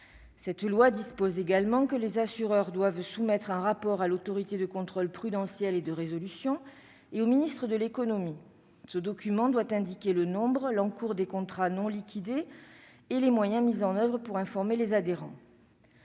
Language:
French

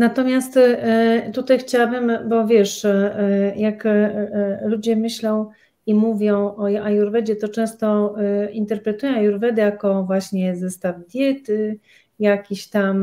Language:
Polish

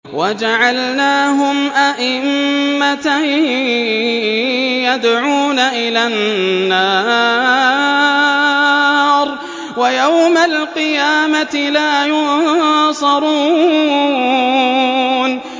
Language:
Arabic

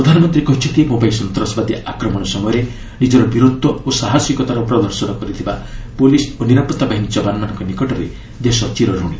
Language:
Odia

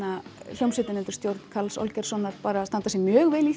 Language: Icelandic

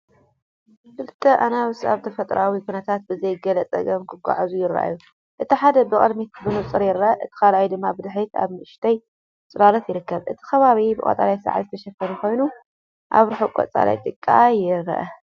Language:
Tigrinya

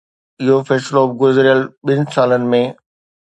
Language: Sindhi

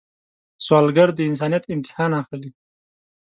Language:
Pashto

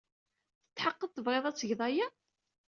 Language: Kabyle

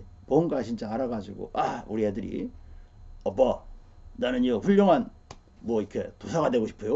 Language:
Korean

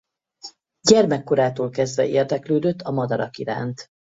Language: Hungarian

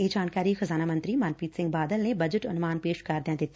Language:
Punjabi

